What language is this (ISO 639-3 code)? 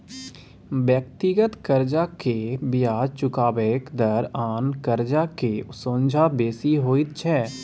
mai